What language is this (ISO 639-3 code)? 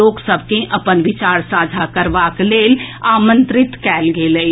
mai